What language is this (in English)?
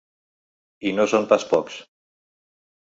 Catalan